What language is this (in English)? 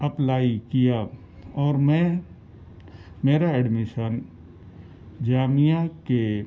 Urdu